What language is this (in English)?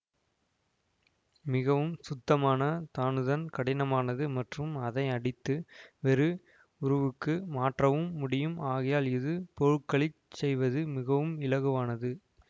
Tamil